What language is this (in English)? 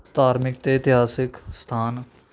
Punjabi